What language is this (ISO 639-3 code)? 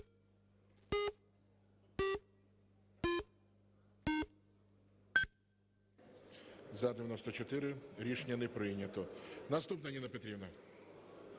ukr